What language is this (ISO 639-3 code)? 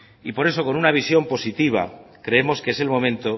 spa